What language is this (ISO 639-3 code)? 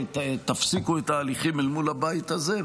heb